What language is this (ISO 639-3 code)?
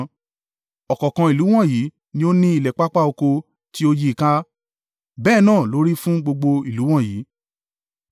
yor